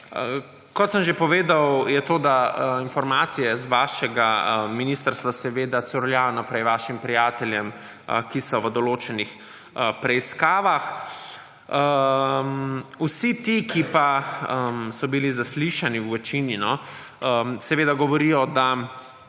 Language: Slovenian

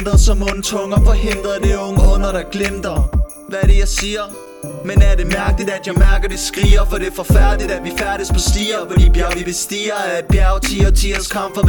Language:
Danish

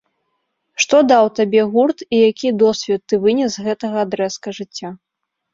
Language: Belarusian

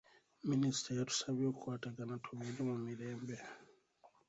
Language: Ganda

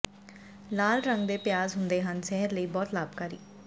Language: Punjabi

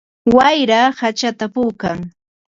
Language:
Ambo-Pasco Quechua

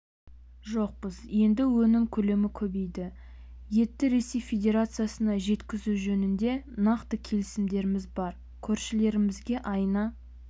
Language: Kazakh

